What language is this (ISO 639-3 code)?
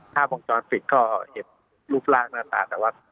tha